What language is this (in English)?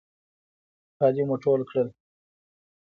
Pashto